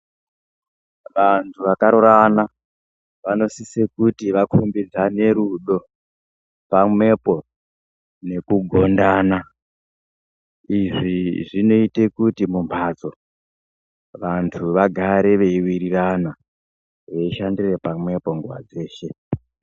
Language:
Ndau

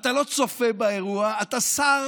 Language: Hebrew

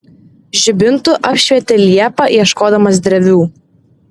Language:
Lithuanian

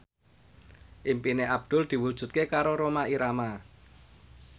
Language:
Javanese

